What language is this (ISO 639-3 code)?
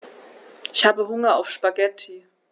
deu